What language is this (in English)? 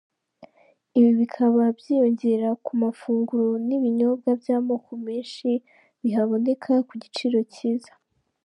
Kinyarwanda